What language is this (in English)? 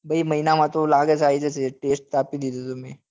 Gujarati